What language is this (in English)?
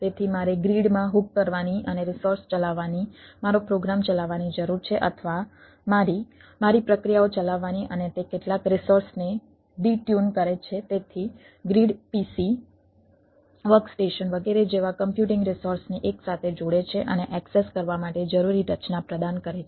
Gujarati